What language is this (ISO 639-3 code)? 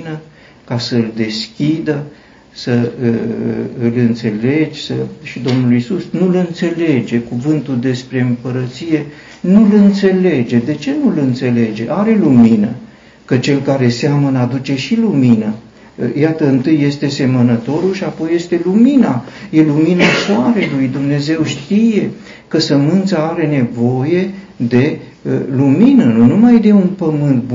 ron